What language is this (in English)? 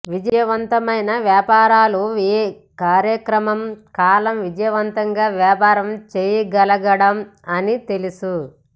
Telugu